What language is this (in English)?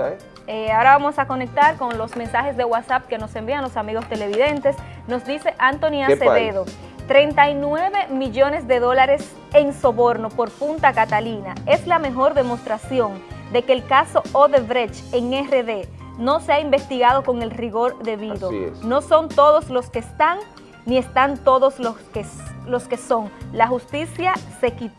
Spanish